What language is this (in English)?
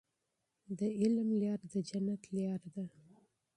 Pashto